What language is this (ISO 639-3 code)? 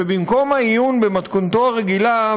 heb